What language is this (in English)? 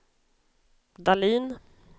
Swedish